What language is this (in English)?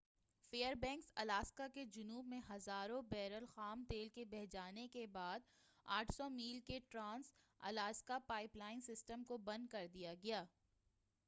Urdu